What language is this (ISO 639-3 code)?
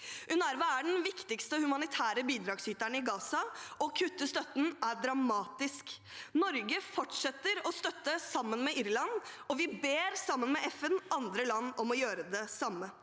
nor